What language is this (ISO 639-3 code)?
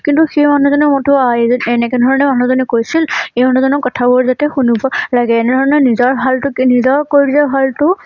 asm